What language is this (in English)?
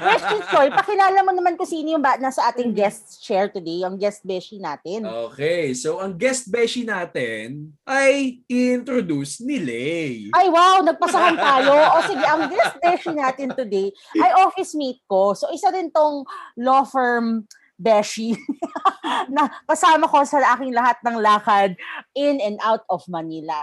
Filipino